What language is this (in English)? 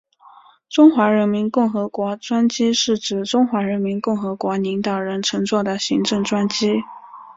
Chinese